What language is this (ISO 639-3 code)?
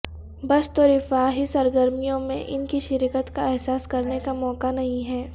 urd